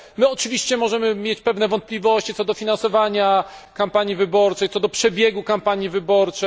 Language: Polish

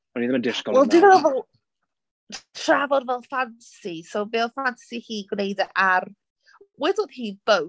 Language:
Welsh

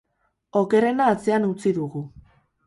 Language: Basque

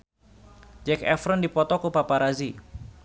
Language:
Sundanese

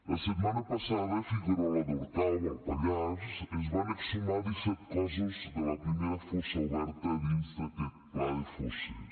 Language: Catalan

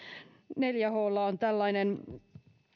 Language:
Finnish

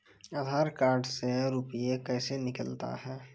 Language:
Maithili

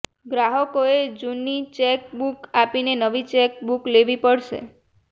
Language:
Gujarati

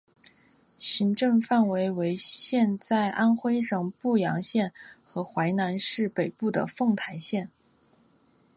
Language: Chinese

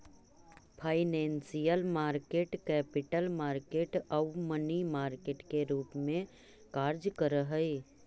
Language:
Magahi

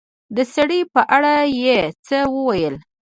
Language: Pashto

